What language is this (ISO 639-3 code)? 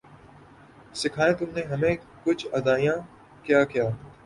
urd